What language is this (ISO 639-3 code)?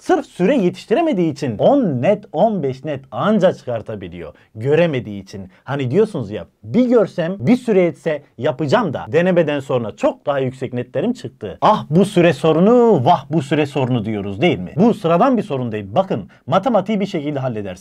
tur